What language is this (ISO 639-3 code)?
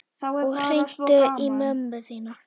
isl